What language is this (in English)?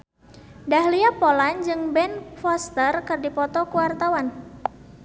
Sundanese